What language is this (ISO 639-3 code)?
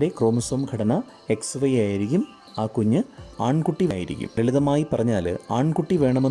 mal